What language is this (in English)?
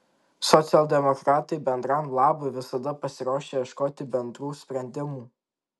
Lithuanian